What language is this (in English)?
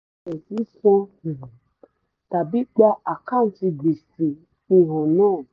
Yoruba